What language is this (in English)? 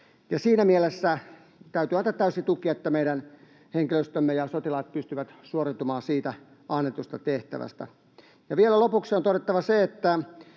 Finnish